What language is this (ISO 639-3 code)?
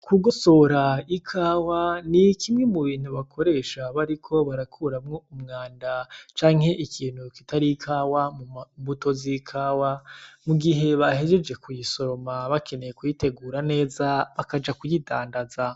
run